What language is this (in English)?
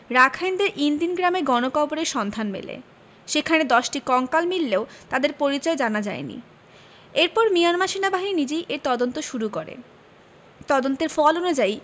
Bangla